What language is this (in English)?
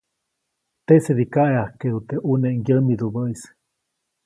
Copainalá Zoque